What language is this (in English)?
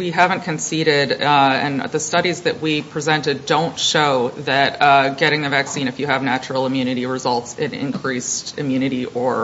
English